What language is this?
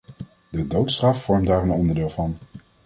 Dutch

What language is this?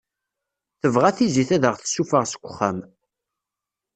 Kabyle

